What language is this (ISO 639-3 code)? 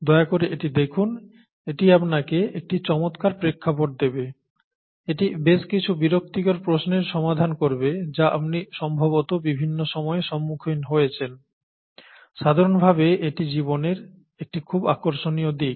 ben